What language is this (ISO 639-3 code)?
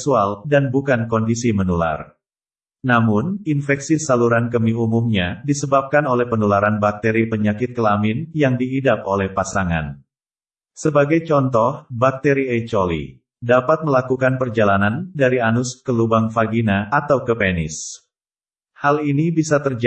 ind